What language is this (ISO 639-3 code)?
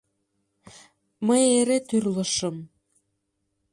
chm